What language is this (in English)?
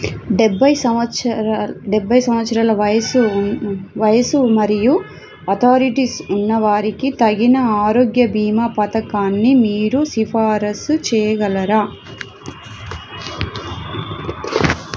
Telugu